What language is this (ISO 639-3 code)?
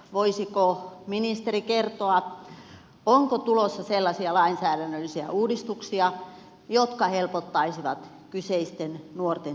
fin